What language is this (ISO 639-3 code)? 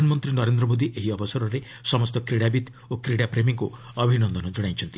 ori